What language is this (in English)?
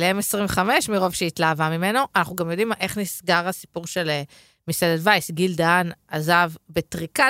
Hebrew